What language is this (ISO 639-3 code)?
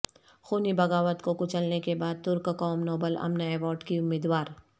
urd